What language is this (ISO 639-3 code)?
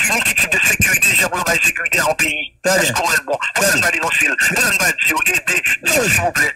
fra